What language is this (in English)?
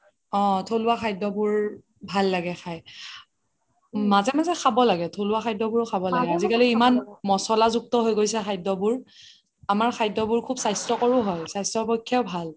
Assamese